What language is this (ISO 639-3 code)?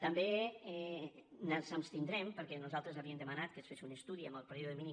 cat